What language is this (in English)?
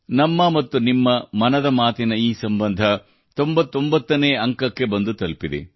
Kannada